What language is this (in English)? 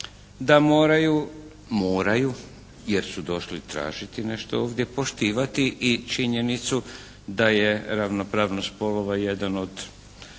Croatian